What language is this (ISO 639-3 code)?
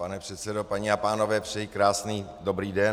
ces